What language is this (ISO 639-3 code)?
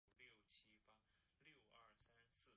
zho